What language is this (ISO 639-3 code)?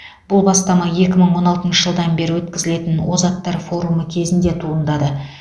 kaz